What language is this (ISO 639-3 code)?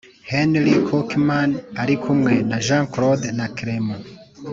kin